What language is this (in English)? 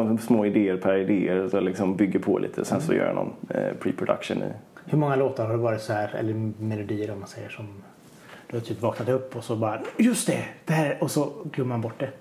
Swedish